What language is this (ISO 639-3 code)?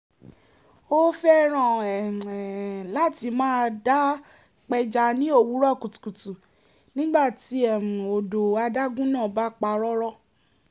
yor